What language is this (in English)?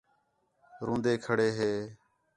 Khetrani